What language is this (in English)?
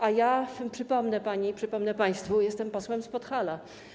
Polish